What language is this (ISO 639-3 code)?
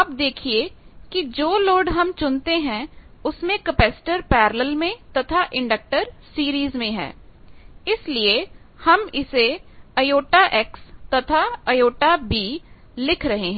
hin